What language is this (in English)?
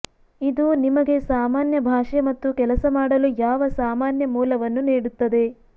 Kannada